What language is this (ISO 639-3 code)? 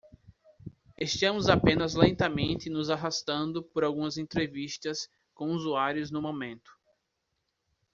por